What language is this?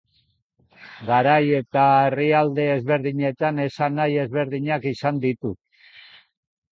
Basque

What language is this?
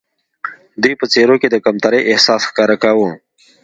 Pashto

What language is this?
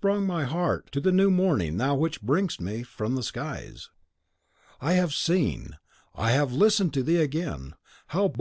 English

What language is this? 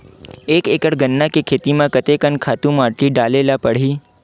Chhattisgarhi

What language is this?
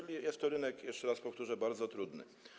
Polish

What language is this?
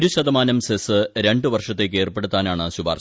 Malayalam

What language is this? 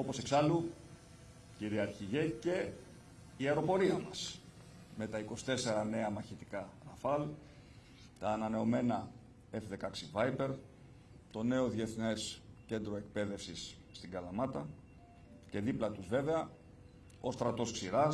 Greek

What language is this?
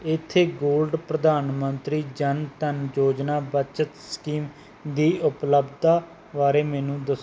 Punjabi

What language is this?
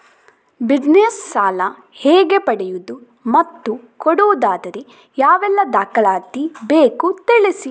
Kannada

